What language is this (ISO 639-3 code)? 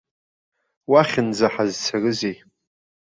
abk